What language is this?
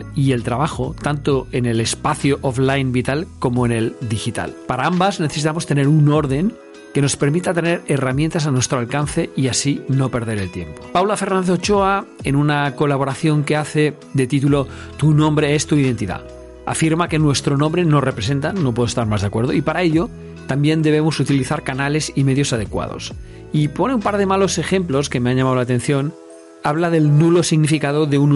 Spanish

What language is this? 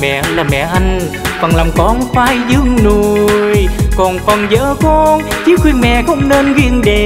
Vietnamese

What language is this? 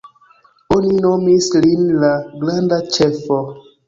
Esperanto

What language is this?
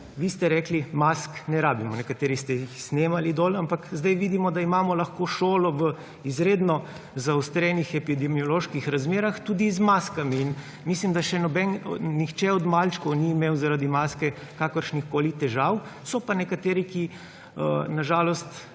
Slovenian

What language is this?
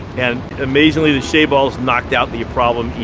English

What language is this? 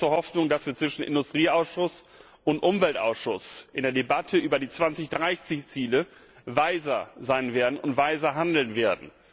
German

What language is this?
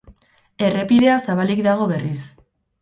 Basque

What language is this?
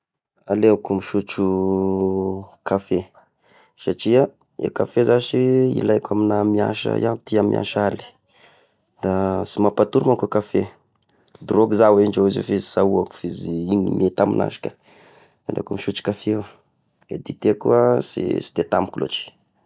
Tesaka Malagasy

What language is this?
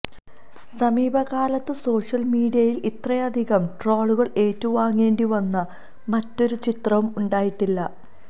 Malayalam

